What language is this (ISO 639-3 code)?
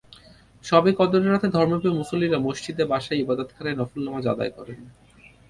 ben